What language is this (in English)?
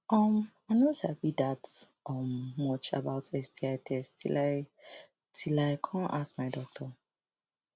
Nigerian Pidgin